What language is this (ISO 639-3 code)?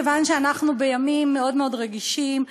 heb